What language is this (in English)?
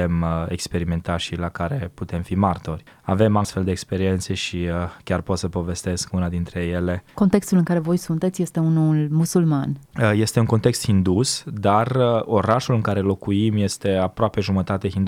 Romanian